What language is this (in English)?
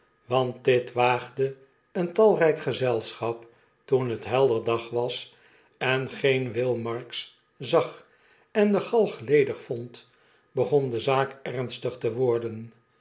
Dutch